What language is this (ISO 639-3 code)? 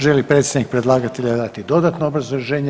hrv